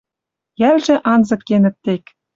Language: Western Mari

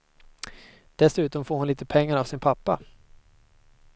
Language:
Swedish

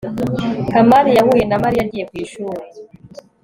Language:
Kinyarwanda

